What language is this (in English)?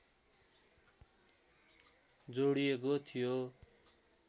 Nepali